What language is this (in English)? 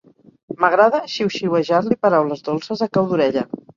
Catalan